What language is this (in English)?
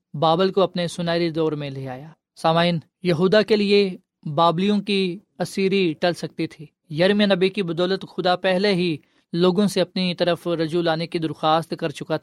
Urdu